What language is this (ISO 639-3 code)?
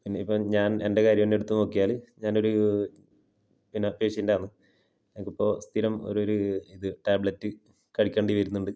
mal